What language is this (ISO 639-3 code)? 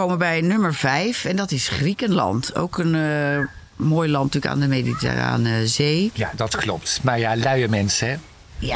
nld